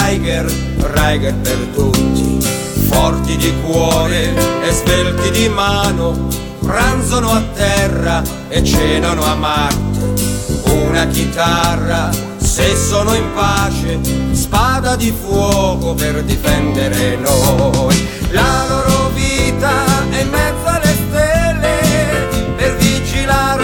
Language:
Italian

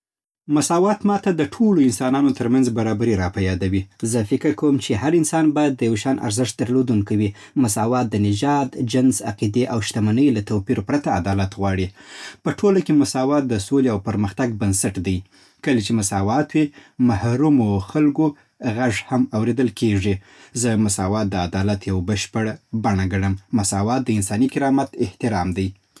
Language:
Southern Pashto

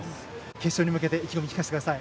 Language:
Japanese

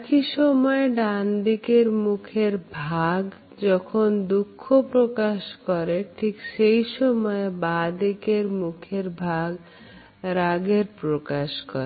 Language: Bangla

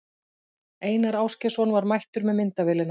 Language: Icelandic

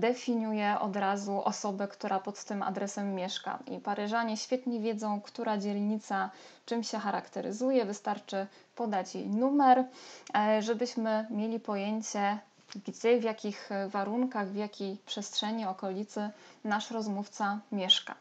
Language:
Polish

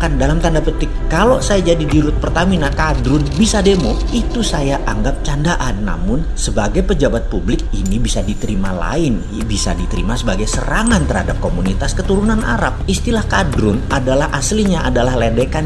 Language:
Indonesian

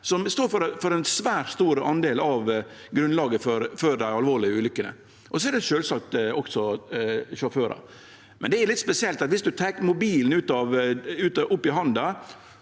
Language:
Norwegian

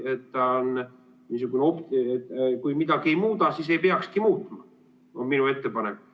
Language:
Estonian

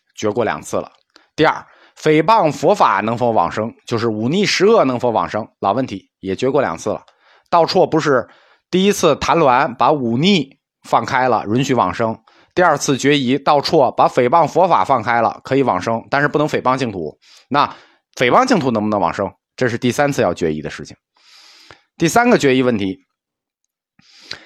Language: Chinese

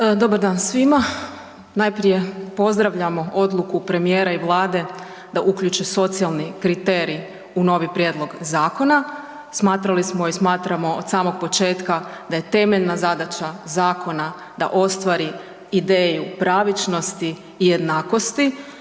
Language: Croatian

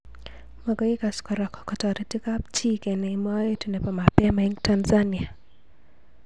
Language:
Kalenjin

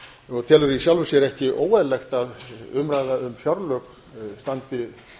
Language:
Icelandic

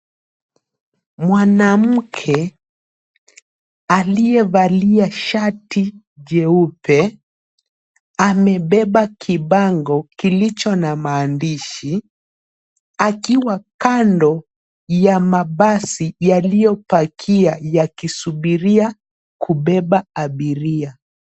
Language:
Swahili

